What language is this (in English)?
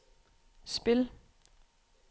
Danish